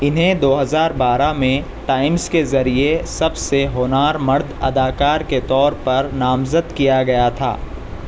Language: Urdu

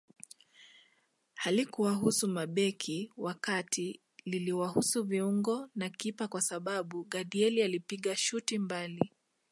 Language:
Swahili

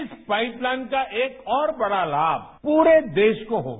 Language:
Hindi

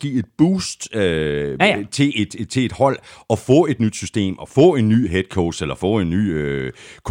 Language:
Danish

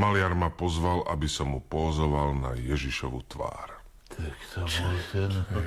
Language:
Slovak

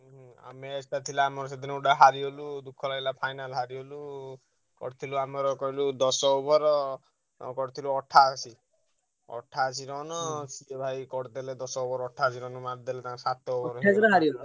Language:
Odia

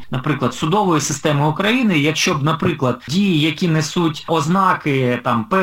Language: Ukrainian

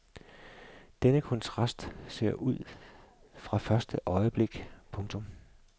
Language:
Danish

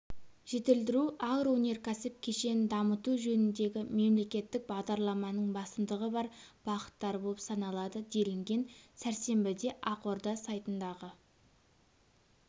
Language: Kazakh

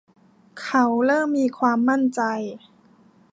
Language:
Thai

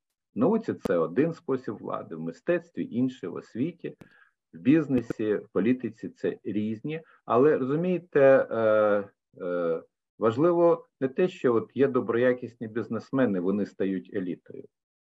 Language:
Ukrainian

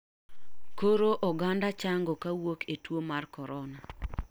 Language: Luo (Kenya and Tanzania)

